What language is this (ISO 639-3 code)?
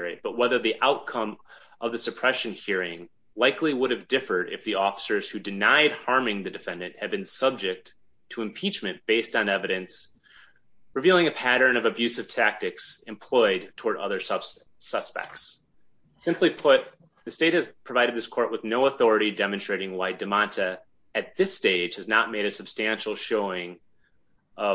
eng